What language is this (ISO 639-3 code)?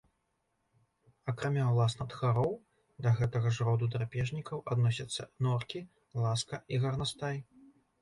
bel